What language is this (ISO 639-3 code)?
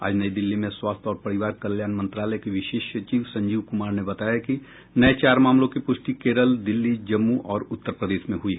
hin